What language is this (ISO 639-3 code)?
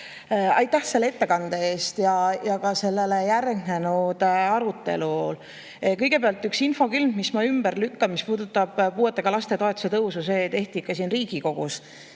est